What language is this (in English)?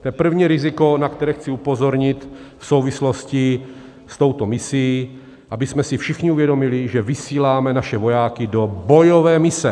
Czech